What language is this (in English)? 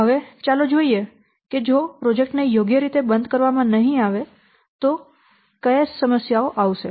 Gujarati